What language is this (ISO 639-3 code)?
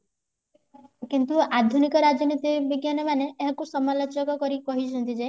ori